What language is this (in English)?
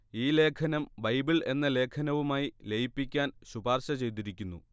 Malayalam